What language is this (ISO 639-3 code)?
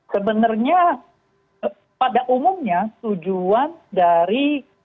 ind